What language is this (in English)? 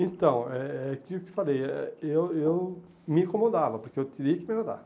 Portuguese